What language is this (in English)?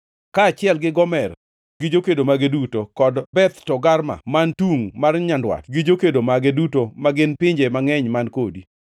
Luo (Kenya and Tanzania)